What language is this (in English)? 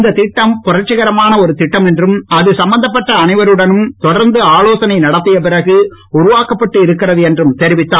Tamil